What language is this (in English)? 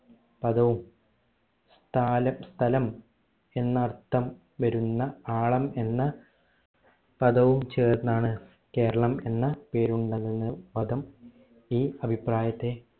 Malayalam